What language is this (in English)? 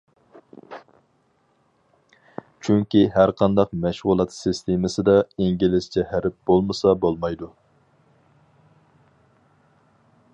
Uyghur